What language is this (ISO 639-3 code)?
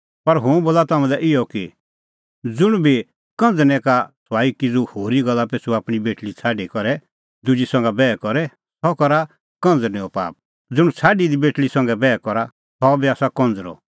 kfx